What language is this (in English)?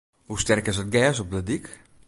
Western Frisian